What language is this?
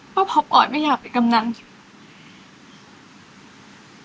Thai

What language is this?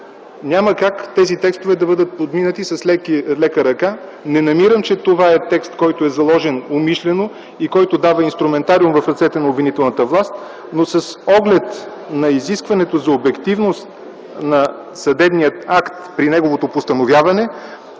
Bulgarian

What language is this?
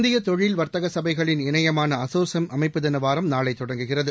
Tamil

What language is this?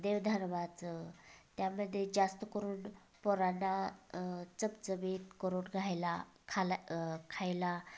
Marathi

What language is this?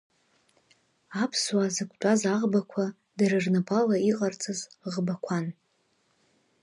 Abkhazian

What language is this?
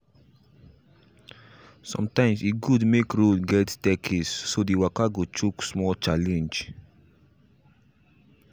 Nigerian Pidgin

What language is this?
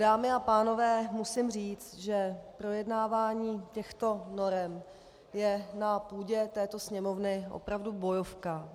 Czech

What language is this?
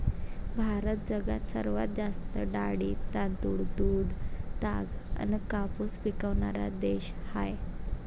Marathi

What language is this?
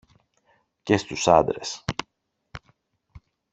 Greek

